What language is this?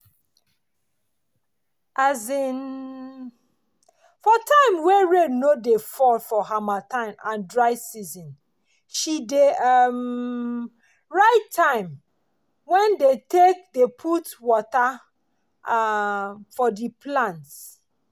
Nigerian Pidgin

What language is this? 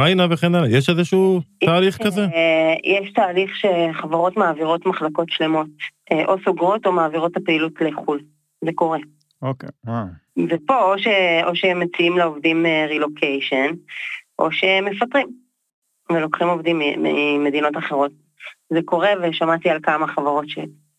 Hebrew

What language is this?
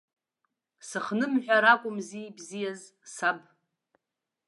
Abkhazian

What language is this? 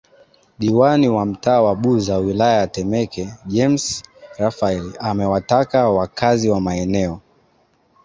Swahili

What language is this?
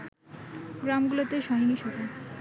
Bangla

